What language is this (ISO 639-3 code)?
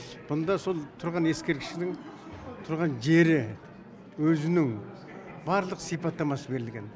kaz